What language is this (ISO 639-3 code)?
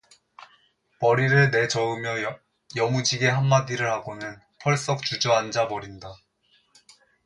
kor